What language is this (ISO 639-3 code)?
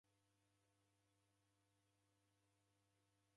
dav